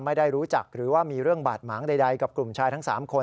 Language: Thai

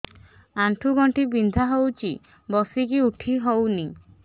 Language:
Odia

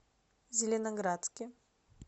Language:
Russian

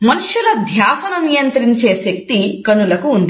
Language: Telugu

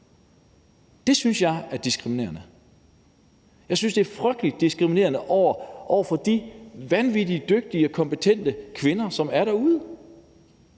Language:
Danish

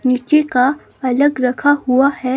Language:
Hindi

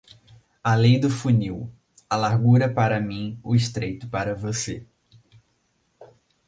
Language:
Portuguese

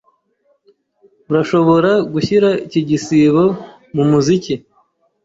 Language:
Kinyarwanda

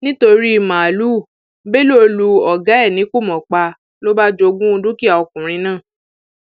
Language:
Yoruba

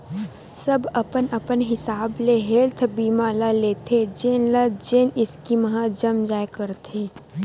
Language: Chhattisgarhi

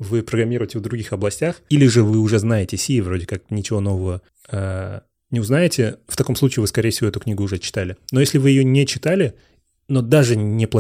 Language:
Russian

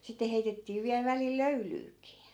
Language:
Finnish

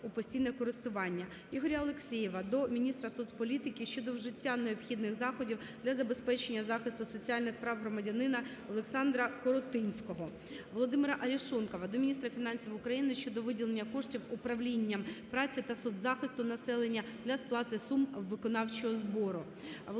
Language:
Ukrainian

